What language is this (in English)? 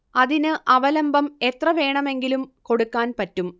Malayalam